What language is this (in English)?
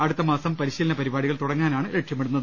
Malayalam